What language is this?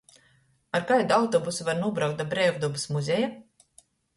Latgalian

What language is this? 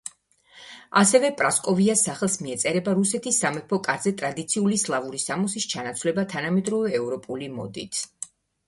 Georgian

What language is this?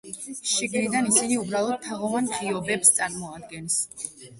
Georgian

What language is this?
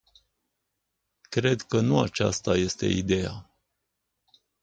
Romanian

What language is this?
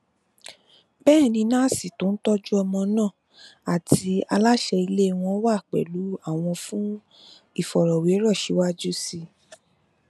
Yoruba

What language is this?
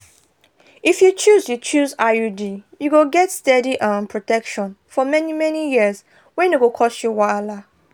Nigerian Pidgin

